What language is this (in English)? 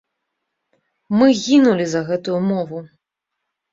Belarusian